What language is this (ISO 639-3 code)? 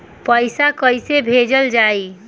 bho